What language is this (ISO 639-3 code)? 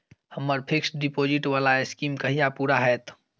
mai